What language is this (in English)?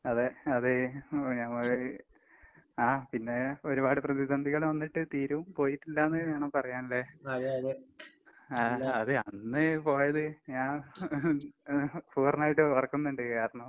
Malayalam